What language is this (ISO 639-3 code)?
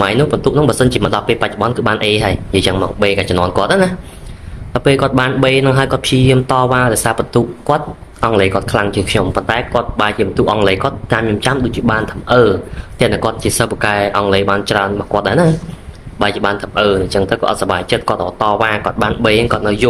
vie